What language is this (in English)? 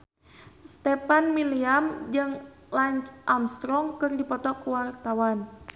Sundanese